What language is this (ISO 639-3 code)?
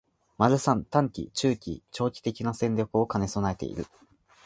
jpn